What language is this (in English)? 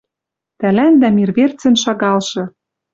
Western Mari